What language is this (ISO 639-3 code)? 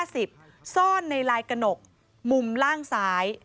tha